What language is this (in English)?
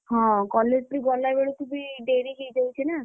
Odia